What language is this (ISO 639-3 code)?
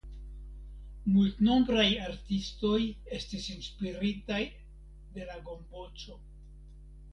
epo